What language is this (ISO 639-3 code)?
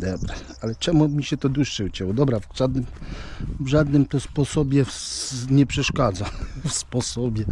pol